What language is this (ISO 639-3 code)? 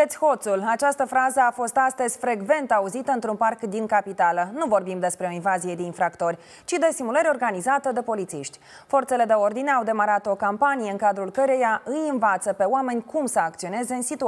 ron